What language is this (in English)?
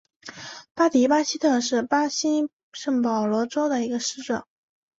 Chinese